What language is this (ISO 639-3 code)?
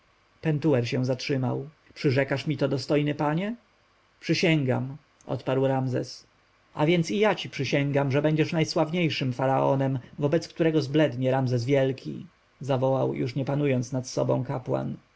pol